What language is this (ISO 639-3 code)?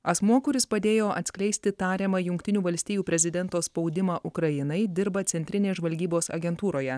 lit